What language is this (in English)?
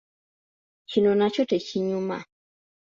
Ganda